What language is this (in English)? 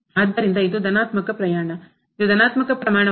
Kannada